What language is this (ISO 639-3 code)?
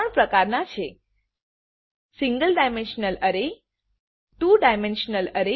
guj